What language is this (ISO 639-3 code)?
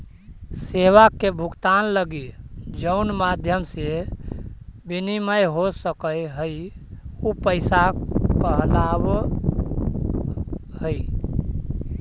mag